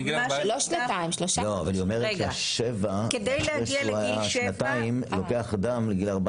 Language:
Hebrew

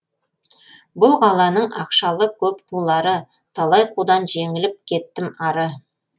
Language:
Kazakh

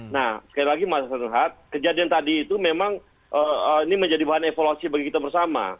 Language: Indonesian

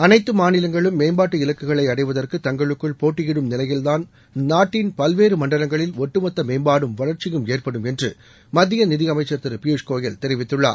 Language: Tamil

